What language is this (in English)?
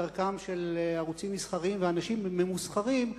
Hebrew